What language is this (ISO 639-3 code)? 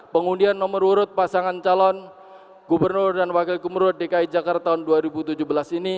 ind